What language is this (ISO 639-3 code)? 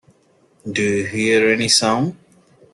eng